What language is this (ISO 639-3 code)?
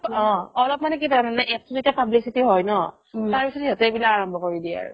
asm